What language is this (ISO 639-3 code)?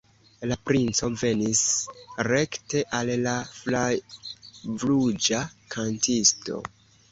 epo